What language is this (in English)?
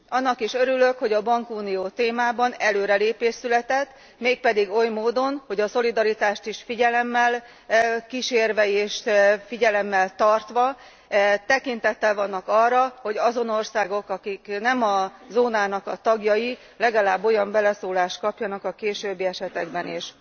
Hungarian